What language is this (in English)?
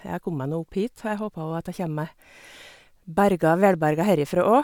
Norwegian